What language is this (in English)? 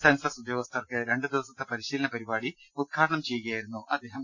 Malayalam